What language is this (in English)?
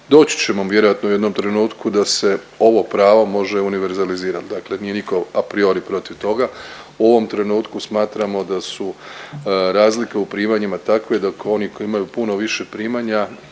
Croatian